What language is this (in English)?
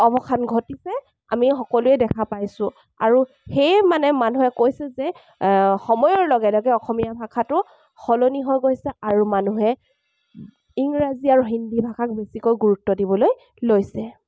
Assamese